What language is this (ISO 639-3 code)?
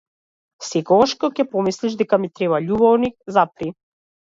mkd